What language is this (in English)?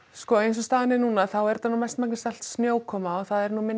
Icelandic